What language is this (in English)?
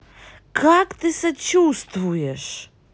Russian